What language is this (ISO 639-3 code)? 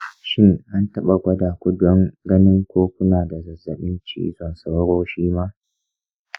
hau